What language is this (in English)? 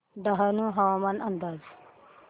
Marathi